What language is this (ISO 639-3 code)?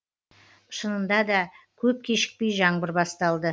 kaz